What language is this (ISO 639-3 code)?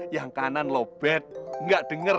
ind